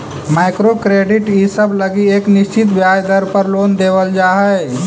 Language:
Magahi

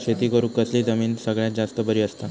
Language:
Marathi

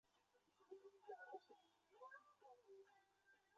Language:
Chinese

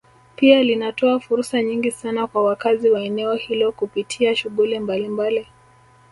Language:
Swahili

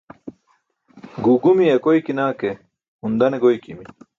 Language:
Burushaski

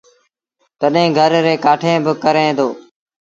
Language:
Sindhi Bhil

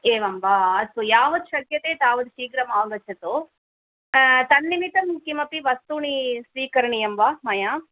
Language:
Sanskrit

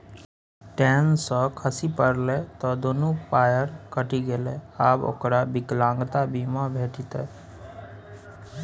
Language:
Maithili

